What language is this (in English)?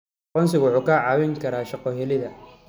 Somali